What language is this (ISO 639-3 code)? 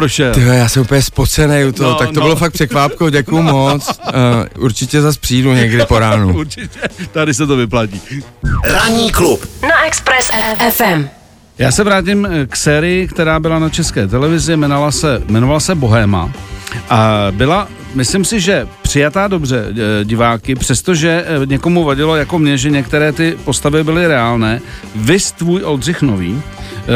ces